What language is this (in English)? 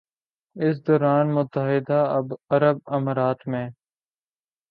Urdu